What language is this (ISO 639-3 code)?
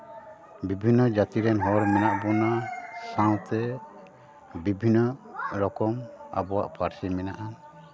sat